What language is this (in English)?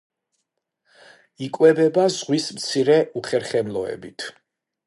Georgian